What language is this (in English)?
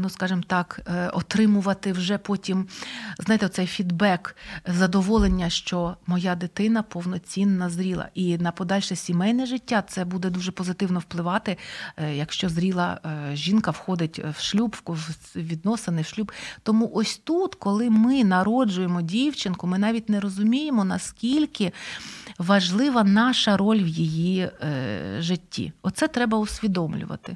Ukrainian